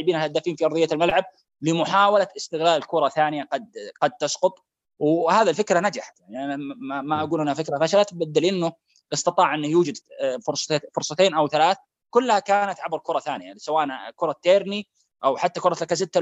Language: Arabic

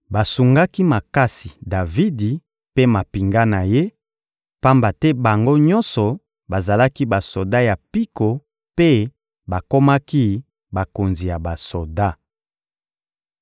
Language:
Lingala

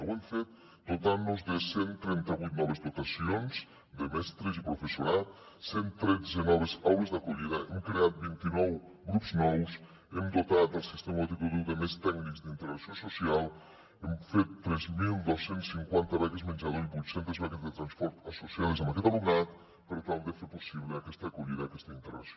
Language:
Catalan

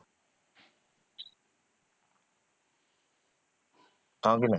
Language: Odia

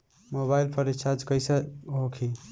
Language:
Bhojpuri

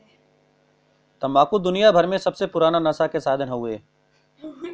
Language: Bhojpuri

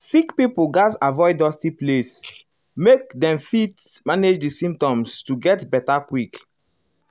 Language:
Nigerian Pidgin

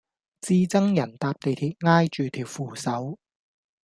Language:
Cantonese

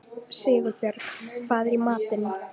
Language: Icelandic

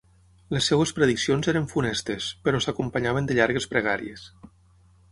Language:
Catalan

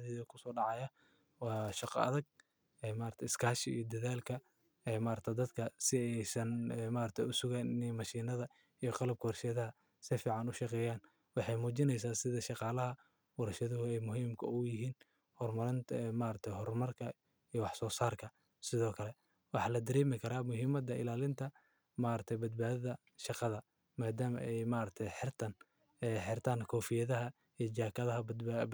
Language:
Somali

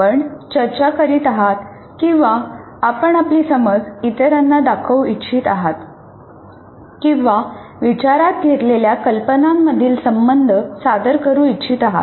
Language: Marathi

